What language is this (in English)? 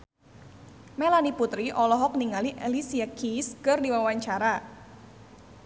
Sundanese